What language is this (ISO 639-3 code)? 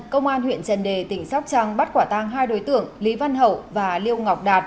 vie